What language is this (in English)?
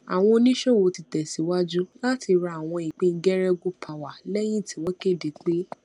Yoruba